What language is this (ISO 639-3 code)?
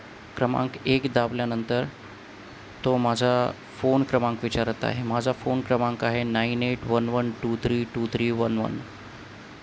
mar